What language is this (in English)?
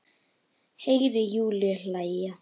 Icelandic